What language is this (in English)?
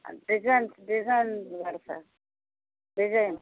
Telugu